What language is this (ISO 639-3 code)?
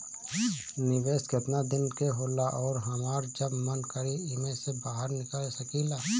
bho